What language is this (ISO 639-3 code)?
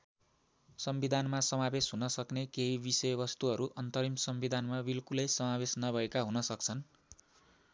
nep